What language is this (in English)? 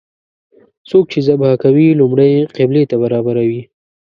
Pashto